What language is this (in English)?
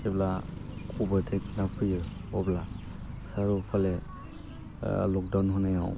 Bodo